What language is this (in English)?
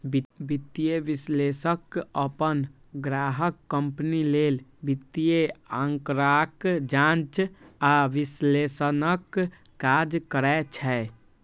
Maithili